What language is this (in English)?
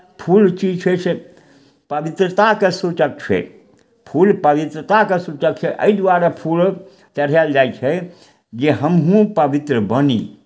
Maithili